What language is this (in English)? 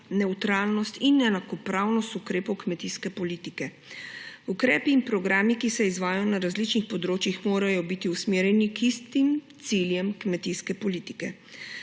Slovenian